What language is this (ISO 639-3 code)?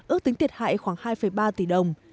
vie